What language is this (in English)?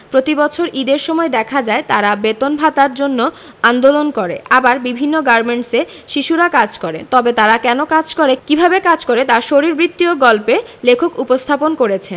Bangla